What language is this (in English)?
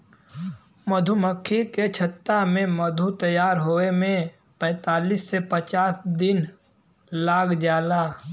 Bhojpuri